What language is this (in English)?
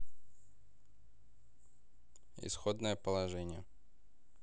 Russian